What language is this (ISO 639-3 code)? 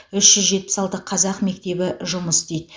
kaz